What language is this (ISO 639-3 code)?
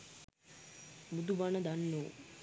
sin